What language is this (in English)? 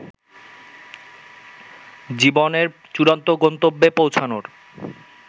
Bangla